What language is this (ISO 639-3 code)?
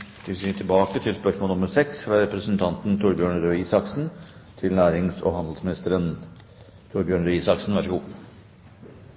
nor